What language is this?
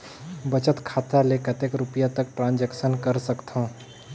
Chhattisgarhi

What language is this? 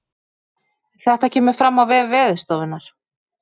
Icelandic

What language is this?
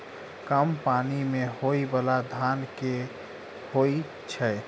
Maithili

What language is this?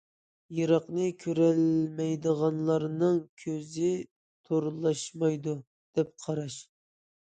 Uyghur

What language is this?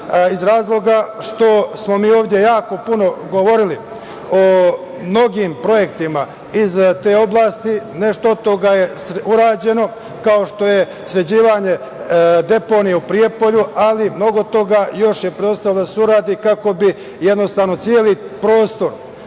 Serbian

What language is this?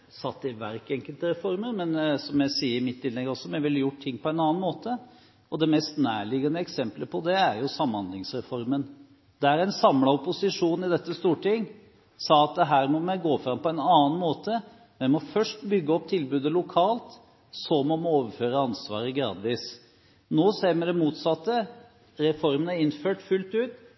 Norwegian Bokmål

